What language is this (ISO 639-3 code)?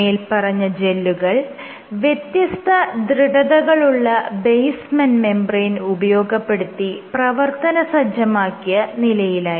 mal